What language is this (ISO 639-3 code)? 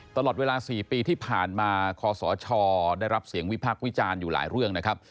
tha